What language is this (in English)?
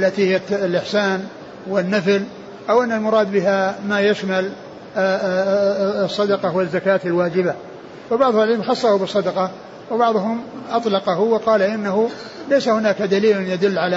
Arabic